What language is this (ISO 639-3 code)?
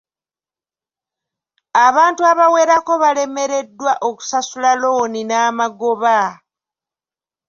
lug